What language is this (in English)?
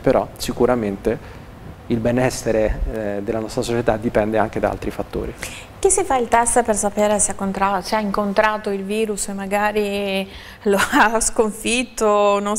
Italian